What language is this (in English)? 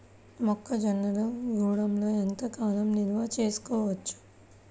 Telugu